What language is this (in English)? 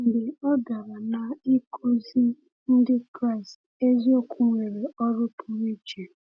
Igbo